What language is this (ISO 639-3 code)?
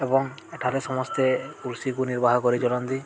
ori